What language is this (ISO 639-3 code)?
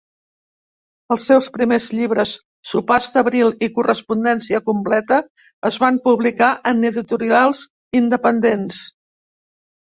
cat